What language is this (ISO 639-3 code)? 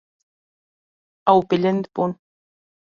kur